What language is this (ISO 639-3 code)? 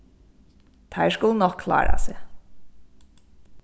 fao